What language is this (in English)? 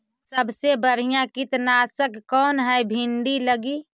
Magahi